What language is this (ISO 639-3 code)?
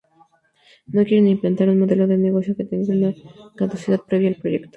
spa